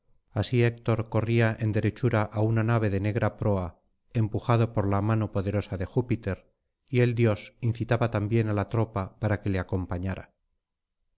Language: Spanish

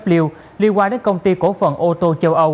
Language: Vietnamese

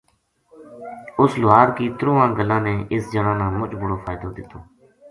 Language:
Gujari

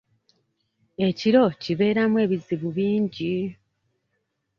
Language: Ganda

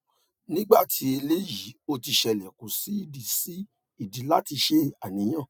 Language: Yoruba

